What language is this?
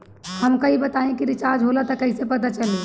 Bhojpuri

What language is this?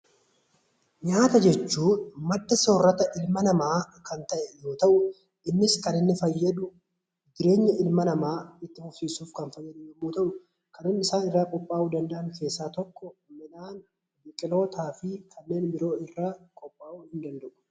Oromo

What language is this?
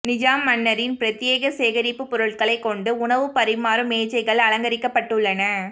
Tamil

